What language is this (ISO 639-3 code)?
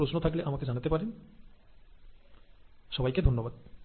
ben